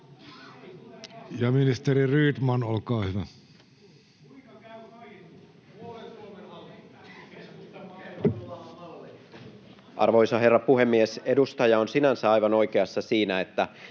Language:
Finnish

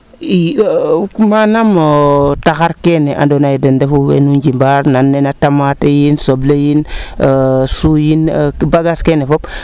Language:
Serer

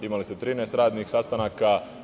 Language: Serbian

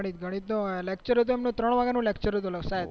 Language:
Gujarati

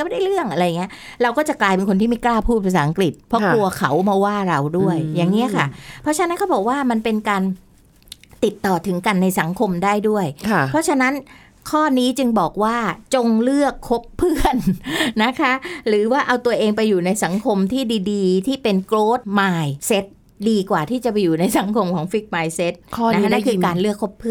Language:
Thai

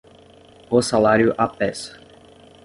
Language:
Portuguese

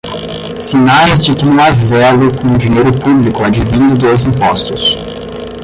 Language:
Portuguese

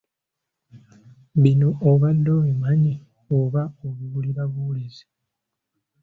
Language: Ganda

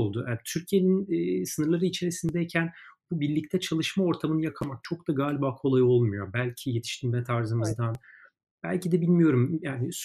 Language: Turkish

